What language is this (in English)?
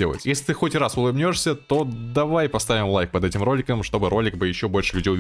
Russian